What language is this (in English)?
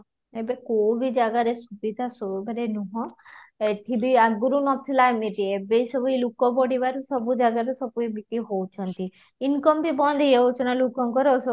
Odia